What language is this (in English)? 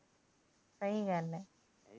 Punjabi